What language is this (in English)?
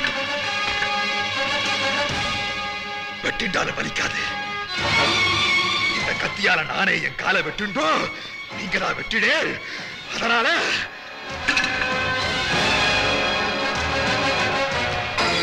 English